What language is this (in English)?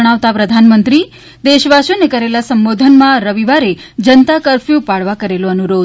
Gujarati